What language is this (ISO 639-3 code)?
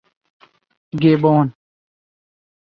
urd